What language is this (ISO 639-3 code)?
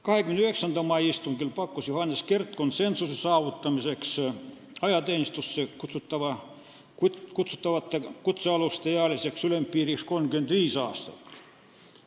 est